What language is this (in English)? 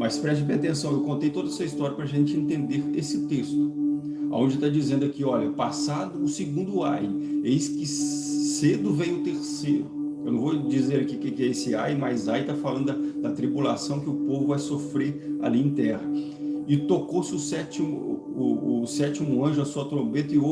Portuguese